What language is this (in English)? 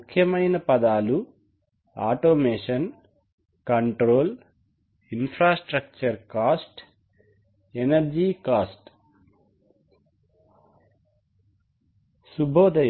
Telugu